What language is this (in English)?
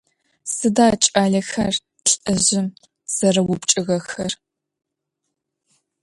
Adyghe